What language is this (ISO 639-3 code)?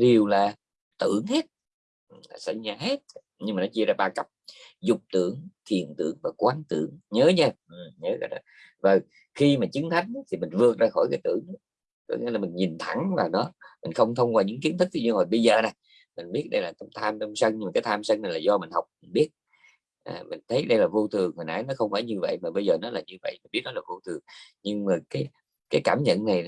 vie